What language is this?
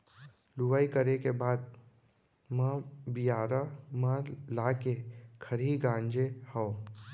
Chhattisgarhi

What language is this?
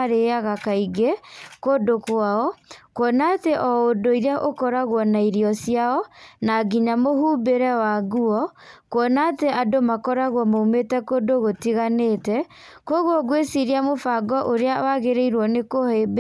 Kikuyu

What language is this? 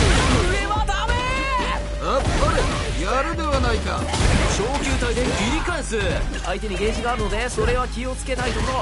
Japanese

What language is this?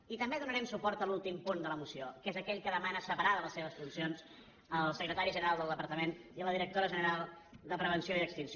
Catalan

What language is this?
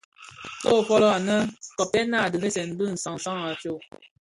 Bafia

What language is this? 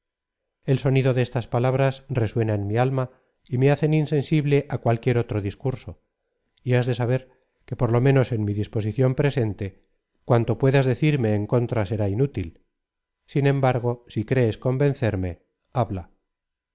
Spanish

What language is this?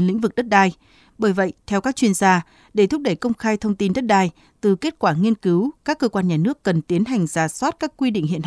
Vietnamese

